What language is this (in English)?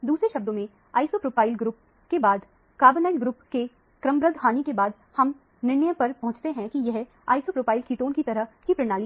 Hindi